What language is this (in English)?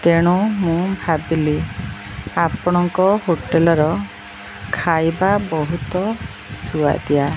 Odia